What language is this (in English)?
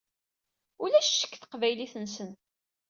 Kabyle